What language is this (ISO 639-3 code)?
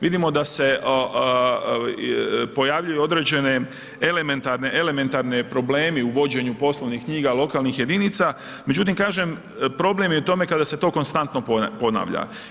hrv